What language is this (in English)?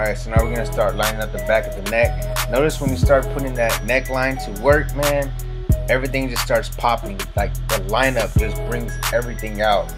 English